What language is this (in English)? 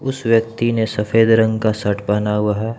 Hindi